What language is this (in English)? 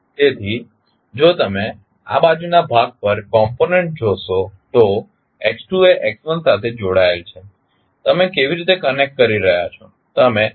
Gujarati